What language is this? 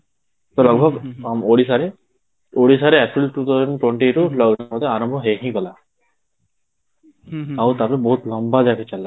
Odia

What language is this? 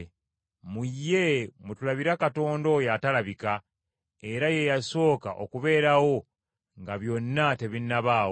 Ganda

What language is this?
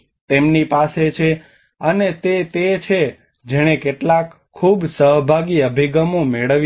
Gujarati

